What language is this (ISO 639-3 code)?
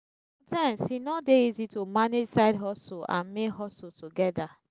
pcm